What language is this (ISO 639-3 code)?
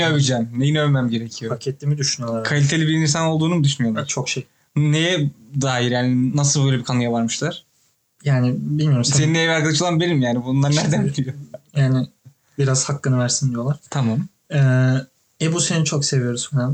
tur